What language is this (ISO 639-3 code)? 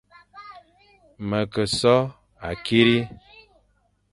fan